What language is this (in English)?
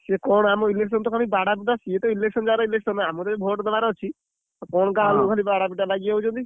Odia